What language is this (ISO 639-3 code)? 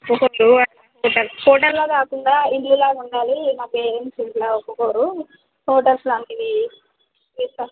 tel